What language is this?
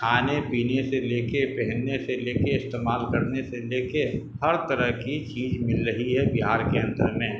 Urdu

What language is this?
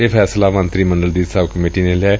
Punjabi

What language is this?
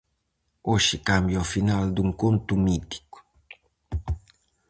Galician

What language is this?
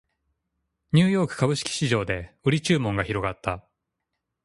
Japanese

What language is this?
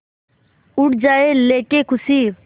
Hindi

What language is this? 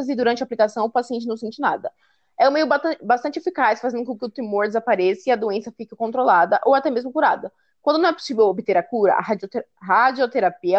Portuguese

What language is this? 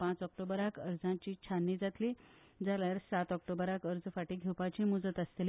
Konkani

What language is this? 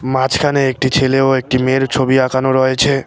Bangla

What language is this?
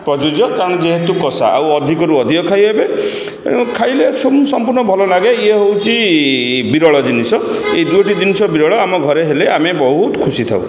Odia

